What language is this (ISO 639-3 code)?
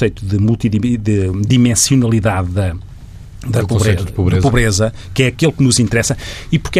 por